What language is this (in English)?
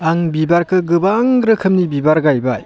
Bodo